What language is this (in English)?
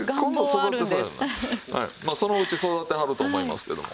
Japanese